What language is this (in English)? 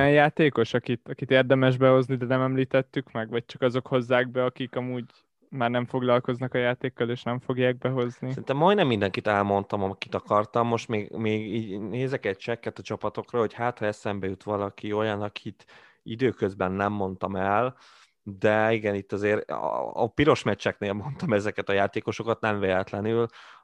Hungarian